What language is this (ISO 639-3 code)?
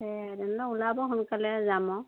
asm